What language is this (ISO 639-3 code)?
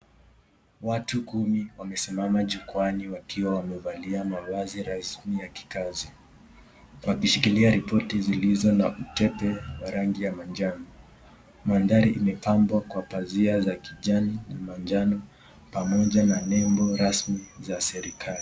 swa